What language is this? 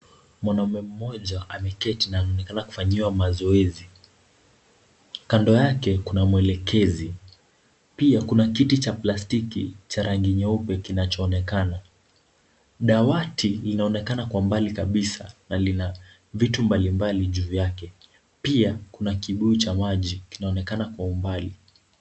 Swahili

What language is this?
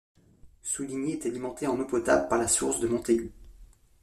French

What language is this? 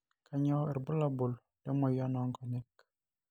Masai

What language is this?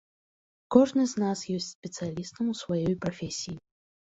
Belarusian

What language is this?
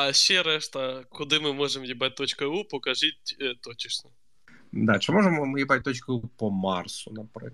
Ukrainian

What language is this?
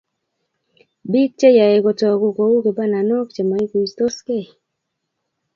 Kalenjin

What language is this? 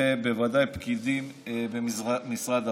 Hebrew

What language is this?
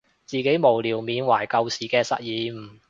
Cantonese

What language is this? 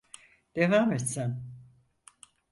Turkish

